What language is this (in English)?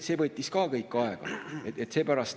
Estonian